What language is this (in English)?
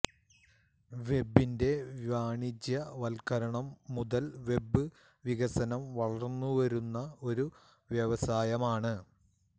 Malayalam